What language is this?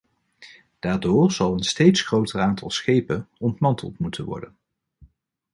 Dutch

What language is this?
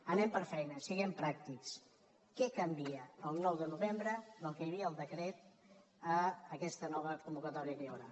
Catalan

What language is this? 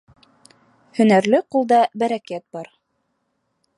Bashkir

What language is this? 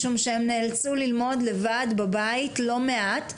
Hebrew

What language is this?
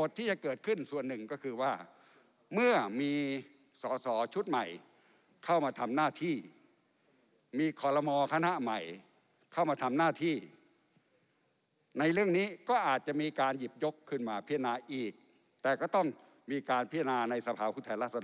Thai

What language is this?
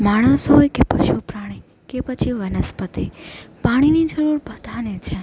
Gujarati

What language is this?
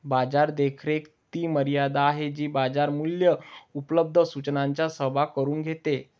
Marathi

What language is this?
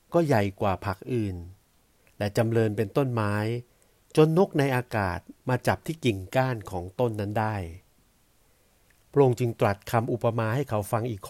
Thai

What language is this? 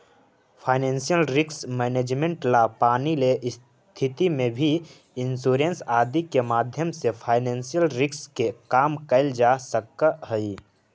Magahi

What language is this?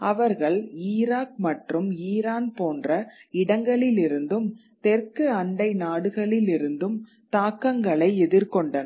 Tamil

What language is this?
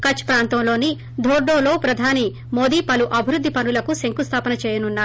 Telugu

